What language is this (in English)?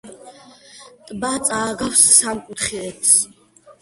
Georgian